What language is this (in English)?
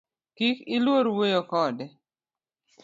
Luo (Kenya and Tanzania)